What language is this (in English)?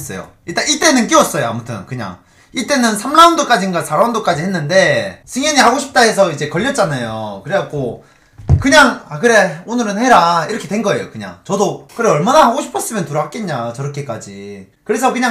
Korean